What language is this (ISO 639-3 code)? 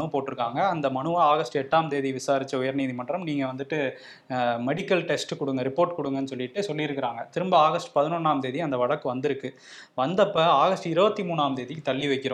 tam